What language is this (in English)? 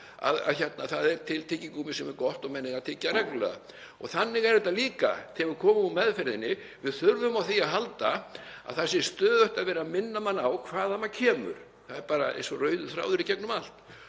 Icelandic